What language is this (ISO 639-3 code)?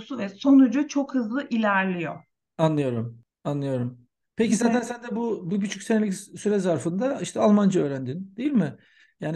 tur